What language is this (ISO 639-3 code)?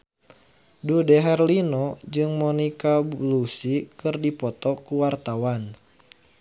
sun